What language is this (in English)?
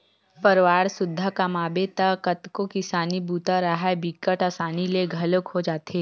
Chhattisgarhi